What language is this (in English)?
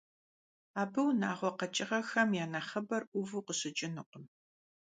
Kabardian